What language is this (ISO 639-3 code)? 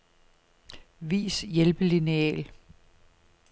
dan